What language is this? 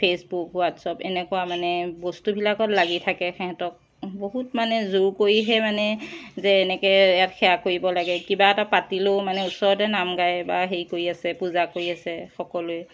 Assamese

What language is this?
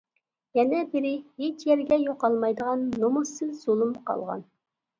Uyghur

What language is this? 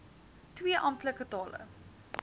Afrikaans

